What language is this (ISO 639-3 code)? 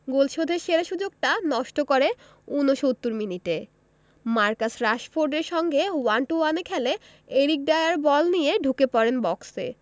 ben